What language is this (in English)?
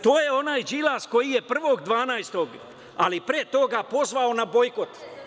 Serbian